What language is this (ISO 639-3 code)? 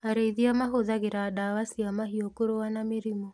kik